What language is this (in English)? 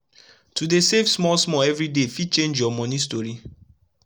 Nigerian Pidgin